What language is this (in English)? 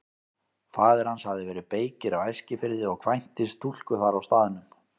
Icelandic